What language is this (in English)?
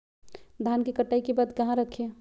Magahi